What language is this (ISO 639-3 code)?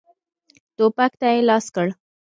pus